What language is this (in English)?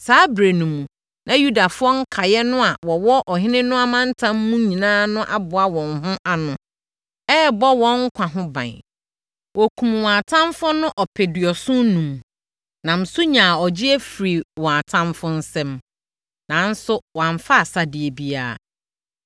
Akan